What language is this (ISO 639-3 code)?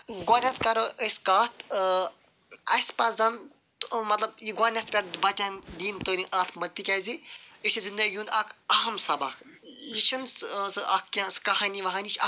kas